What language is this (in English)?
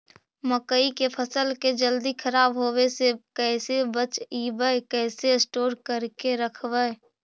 Magahi